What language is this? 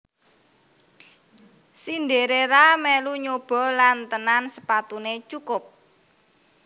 Javanese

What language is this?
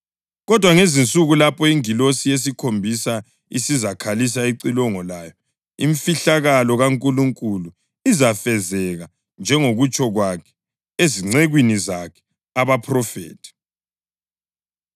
North Ndebele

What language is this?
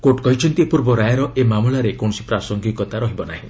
Odia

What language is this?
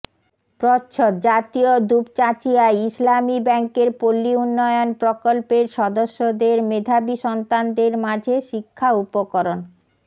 Bangla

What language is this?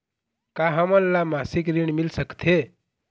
Chhattisgarhi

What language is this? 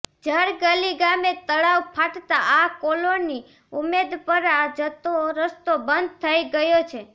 Gujarati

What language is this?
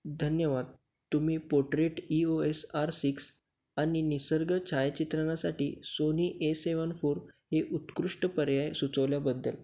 Marathi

